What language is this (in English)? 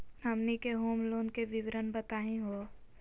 Magahi